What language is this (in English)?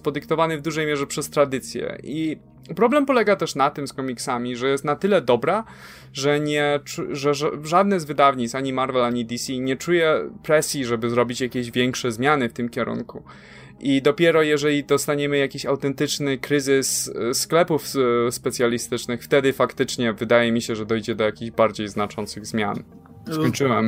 Polish